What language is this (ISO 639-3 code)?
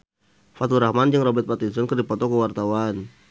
sun